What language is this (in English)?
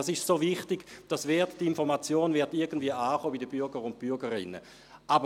Swiss German